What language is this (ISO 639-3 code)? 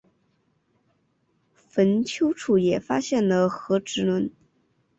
zho